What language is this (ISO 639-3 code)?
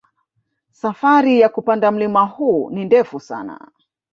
swa